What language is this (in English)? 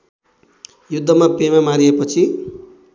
Nepali